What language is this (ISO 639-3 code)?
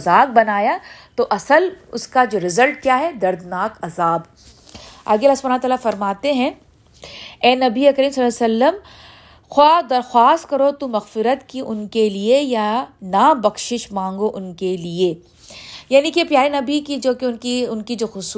urd